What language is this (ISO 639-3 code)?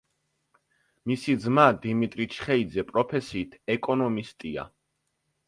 kat